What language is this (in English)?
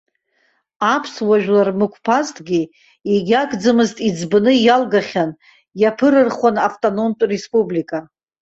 Abkhazian